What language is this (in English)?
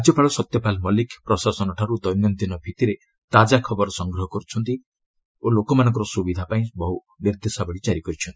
Odia